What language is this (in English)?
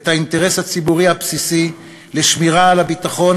Hebrew